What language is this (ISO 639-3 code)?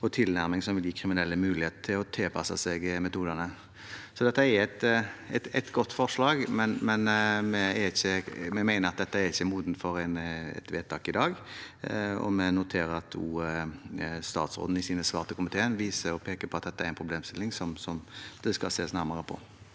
nor